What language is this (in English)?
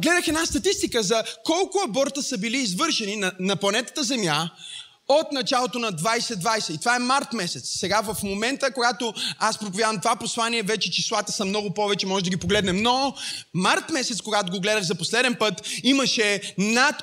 Bulgarian